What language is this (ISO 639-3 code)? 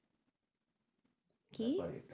ben